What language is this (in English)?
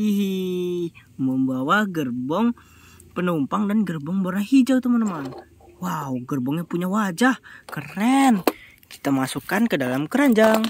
Indonesian